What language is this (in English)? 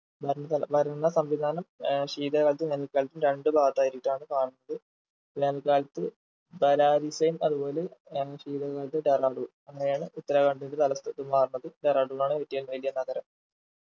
Malayalam